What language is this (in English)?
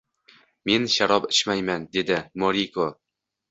Uzbek